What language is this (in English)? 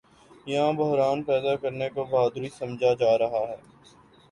Urdu